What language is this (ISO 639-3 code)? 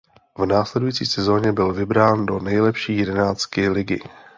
ces